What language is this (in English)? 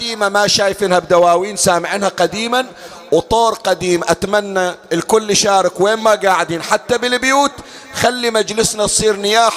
Arabic